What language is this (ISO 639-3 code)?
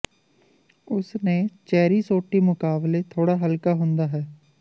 pan